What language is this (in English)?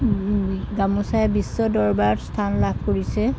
Assamese